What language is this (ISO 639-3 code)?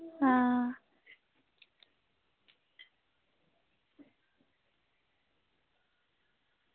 doi